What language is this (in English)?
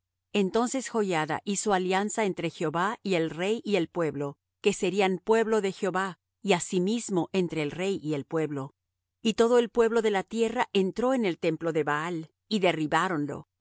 Spanish